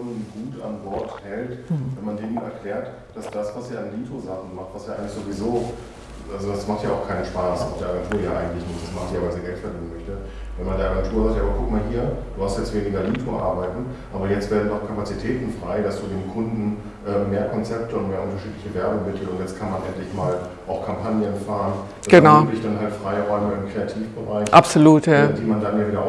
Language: German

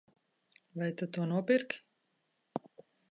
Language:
Latvian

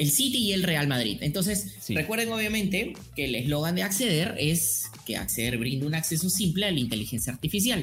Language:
Spanish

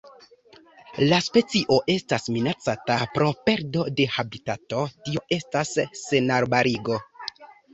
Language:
Esperanto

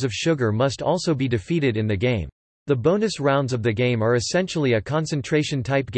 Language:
English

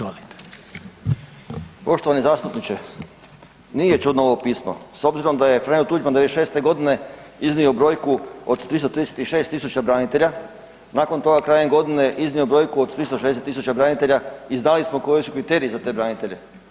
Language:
Croatian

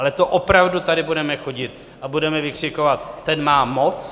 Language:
Czech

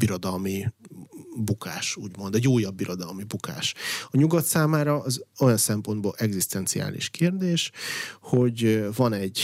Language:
Hungarian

